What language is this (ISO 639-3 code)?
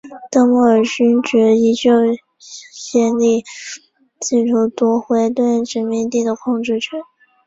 zho